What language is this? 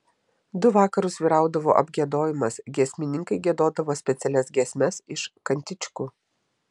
Lithuanian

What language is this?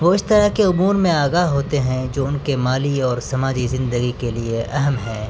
Urdu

